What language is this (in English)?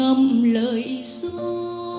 Vietnamese